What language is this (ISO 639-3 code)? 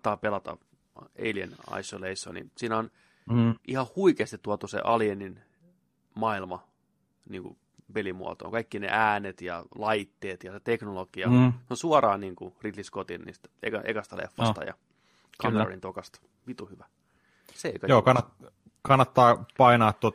fin